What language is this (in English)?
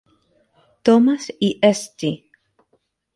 Spanish